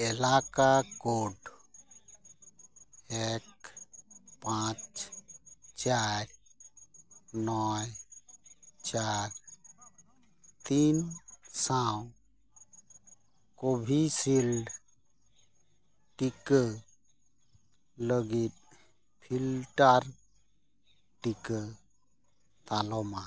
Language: Santali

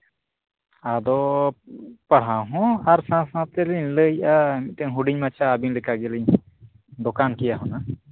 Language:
Santali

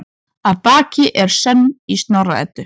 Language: Icelandic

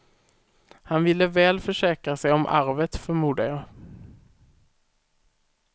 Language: Swedish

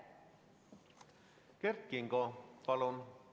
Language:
Estonian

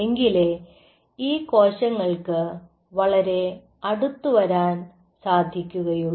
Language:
Malayalam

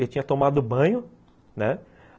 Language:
Portuguese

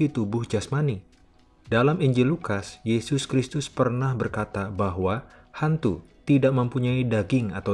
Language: Indonesian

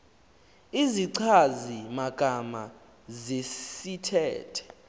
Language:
Xhosa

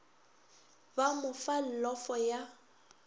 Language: Northern Sotho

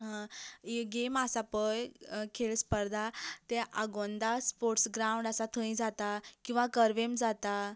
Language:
Konkani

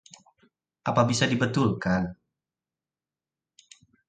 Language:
Indonesian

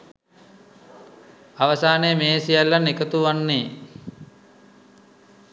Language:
Sinhala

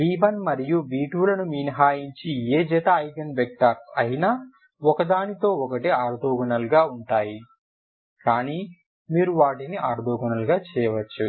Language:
Telugu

